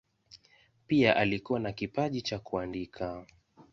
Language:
Swahili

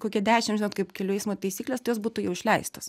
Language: Lithuanian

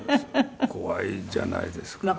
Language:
Japanese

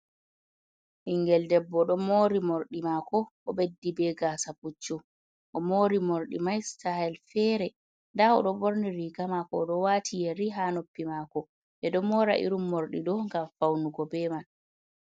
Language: Fula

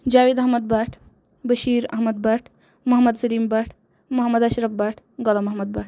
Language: Kashmiri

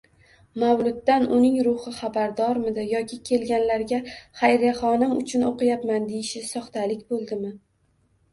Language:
Uzbek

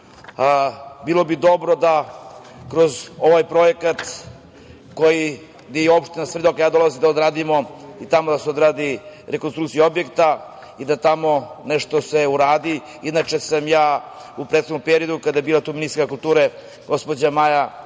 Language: Serbian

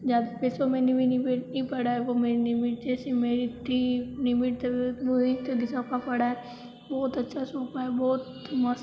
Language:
Hindi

